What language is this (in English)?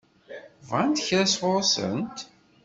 Kabyle